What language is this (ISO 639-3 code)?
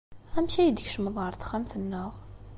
kab